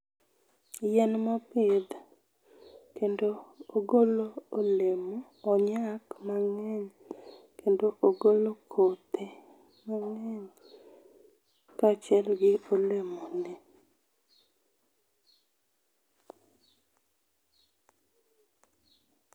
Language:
Luo (Kenya and Tanzania)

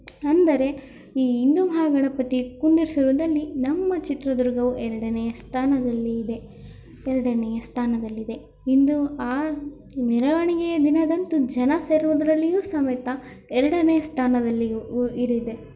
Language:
Kannada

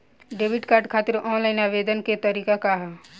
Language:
Bhojpuri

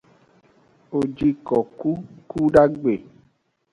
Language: Aja (Benin)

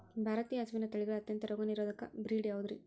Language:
Kannada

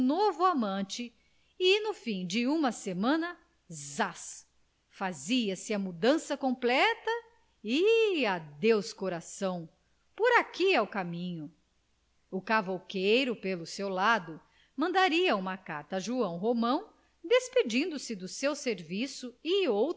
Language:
Portuguese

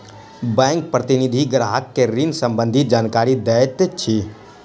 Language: Maithili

